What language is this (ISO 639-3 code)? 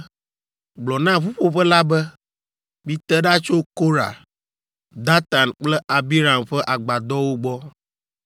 ewe